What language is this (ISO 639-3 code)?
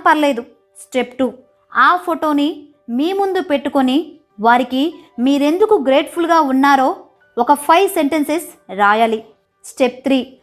tel